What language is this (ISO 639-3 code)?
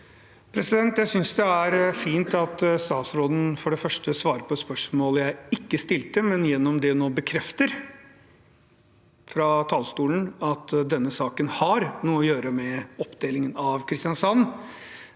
nor